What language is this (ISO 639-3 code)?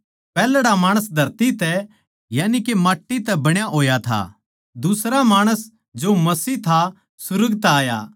bgc